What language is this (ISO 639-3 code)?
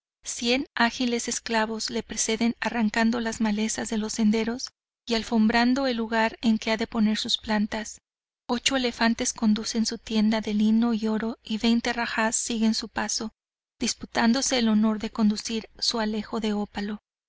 spa